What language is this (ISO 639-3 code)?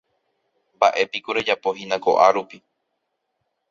grn